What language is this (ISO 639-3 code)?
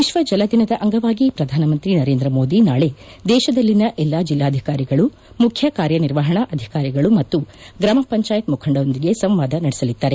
kan